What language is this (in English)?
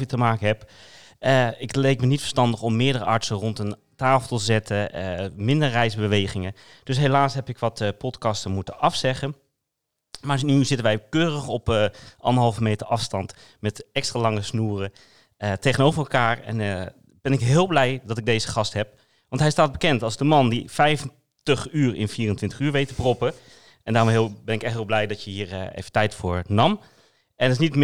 Dutch